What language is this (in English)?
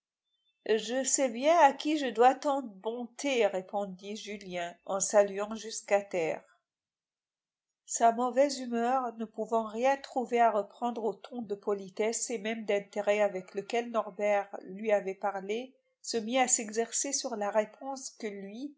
French